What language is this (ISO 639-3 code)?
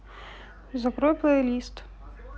rus